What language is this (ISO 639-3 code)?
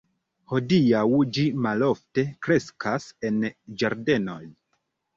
epo